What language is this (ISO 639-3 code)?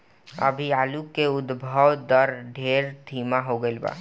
bho